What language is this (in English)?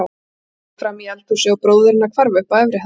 Icelandic